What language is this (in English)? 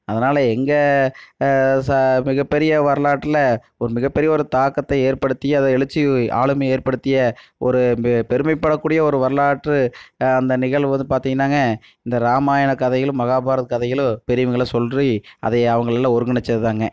Tamil